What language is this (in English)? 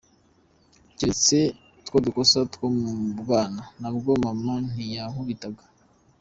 Kinyarwanda